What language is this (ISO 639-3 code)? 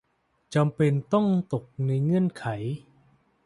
tha